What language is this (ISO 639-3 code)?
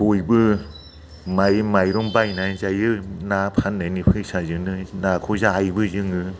brx